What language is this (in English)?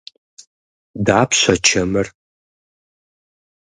Kabardian